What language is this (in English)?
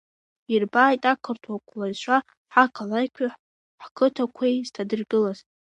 Abkhazian